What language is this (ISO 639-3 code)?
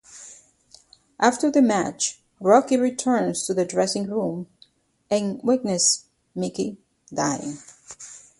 eng